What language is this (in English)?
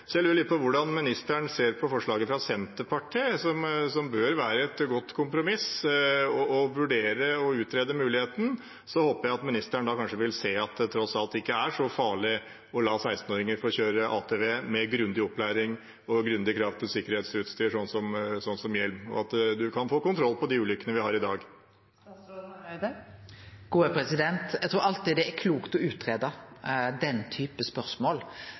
Norwegian